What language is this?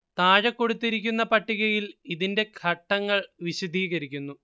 Malayalam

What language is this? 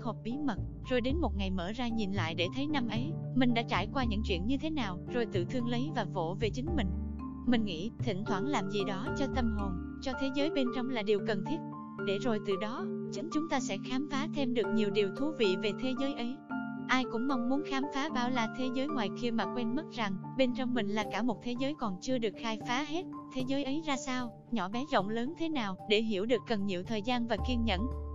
Vietnamese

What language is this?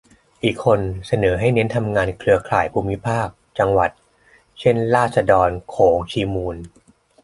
Thai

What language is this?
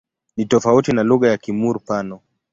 Swahili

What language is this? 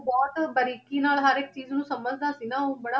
Punjabi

